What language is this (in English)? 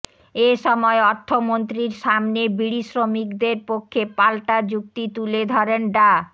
Bangla